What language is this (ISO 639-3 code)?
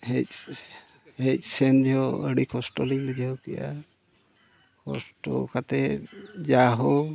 sat